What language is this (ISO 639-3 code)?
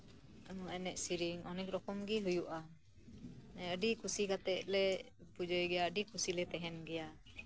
sat